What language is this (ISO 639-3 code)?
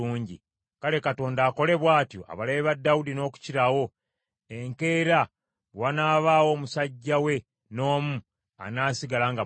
lug